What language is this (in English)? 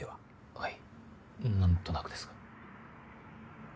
Japanese